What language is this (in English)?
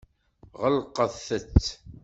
Kabyle